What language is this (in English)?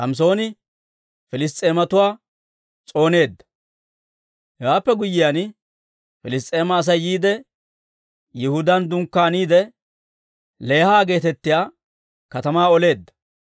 Dawro